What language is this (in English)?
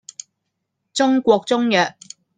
Cantonese